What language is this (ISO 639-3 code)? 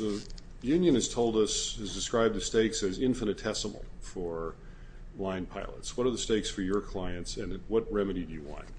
eng